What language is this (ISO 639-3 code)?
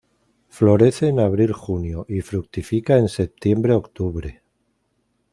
spa